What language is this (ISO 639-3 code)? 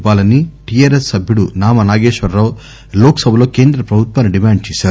tel